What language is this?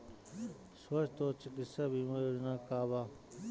Bhojpuri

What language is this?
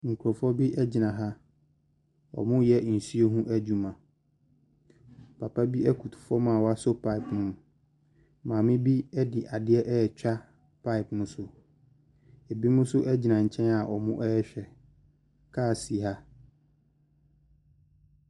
Akan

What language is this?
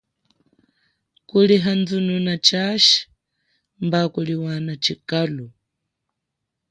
Chokwe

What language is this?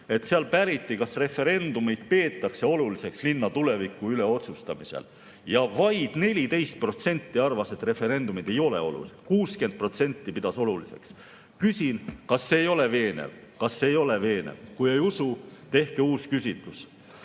Estonian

